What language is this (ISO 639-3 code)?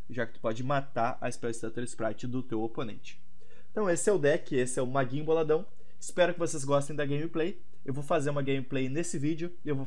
por